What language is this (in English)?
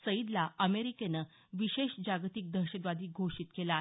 Marathi